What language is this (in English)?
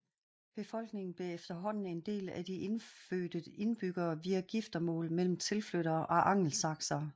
Danish